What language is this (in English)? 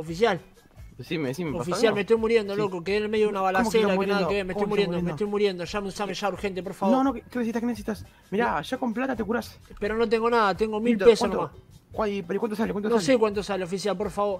Spanish